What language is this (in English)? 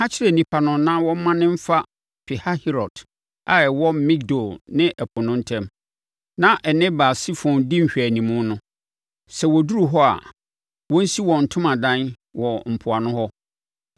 Akan